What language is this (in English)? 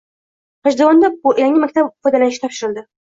Uzbek